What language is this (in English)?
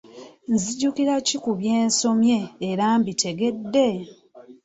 Ganda